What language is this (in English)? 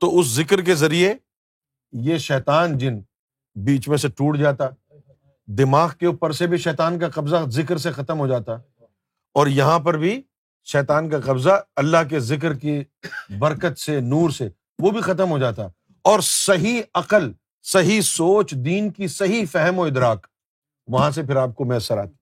Urdu